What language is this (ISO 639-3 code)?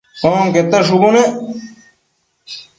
mcf